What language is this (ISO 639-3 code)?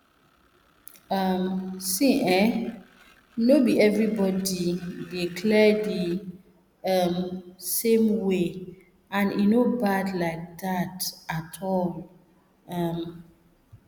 pcm